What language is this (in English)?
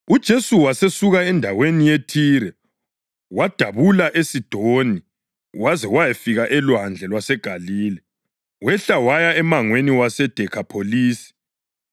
North Ndebele